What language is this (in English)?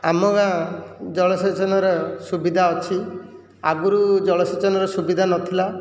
Odia